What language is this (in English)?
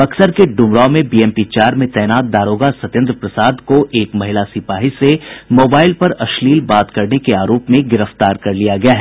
Hindi